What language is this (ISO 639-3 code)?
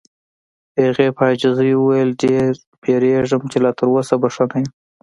pus